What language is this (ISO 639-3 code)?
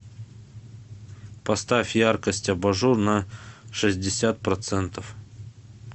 rus